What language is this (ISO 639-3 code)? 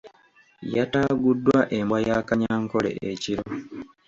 lug